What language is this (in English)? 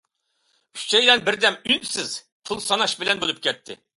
Uyghur